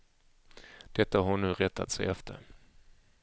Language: Swedish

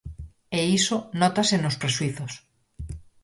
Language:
Galician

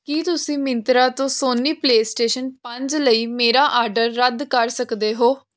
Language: Punjabi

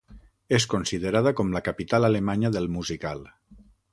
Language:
Catalan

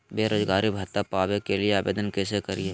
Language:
Magahi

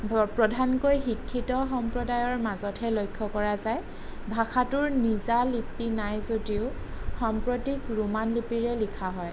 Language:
Assamese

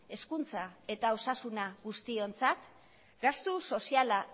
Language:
Basque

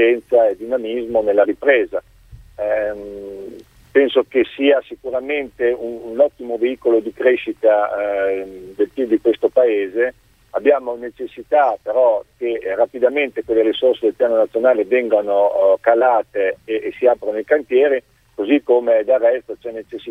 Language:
Italian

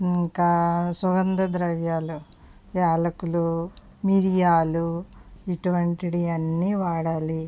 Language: Telugu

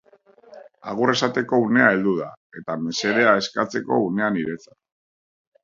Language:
Basque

